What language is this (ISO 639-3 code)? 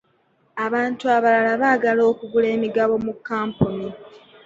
lug